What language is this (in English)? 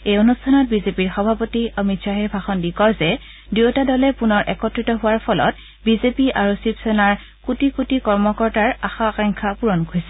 Assamese